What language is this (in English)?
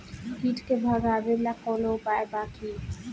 Bhojpuri